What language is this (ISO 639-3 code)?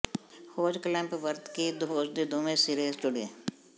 pan